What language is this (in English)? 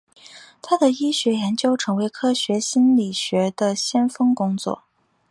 Chinese